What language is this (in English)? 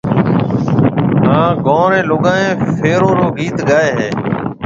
Marwari (Pakistan)